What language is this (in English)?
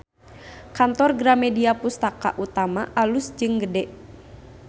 Sundanese